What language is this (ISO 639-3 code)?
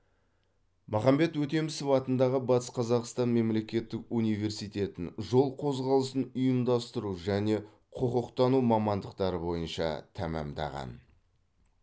kaz